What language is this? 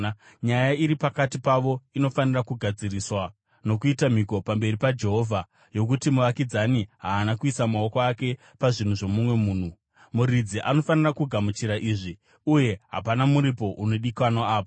Shona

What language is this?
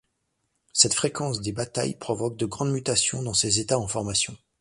French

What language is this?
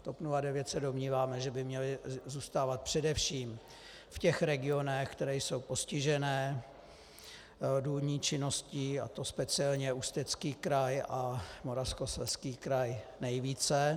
Czech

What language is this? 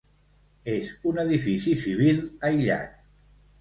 Catalan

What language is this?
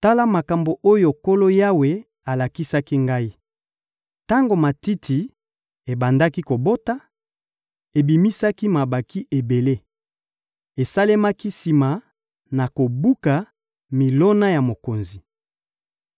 Lingala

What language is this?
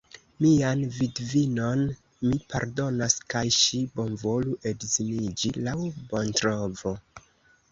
Esperanto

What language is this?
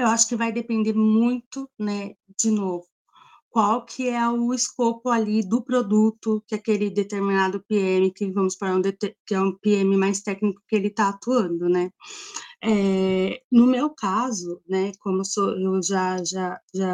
Portuguese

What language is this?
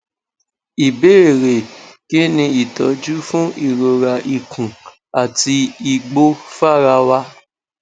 Yoruba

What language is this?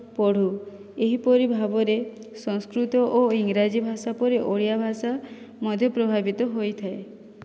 Odia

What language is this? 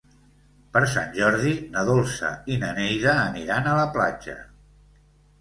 Catalan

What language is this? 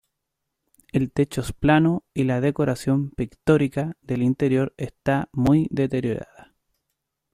Spanish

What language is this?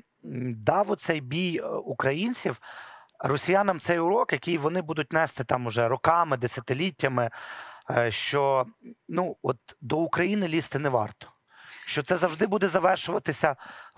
Ukrainian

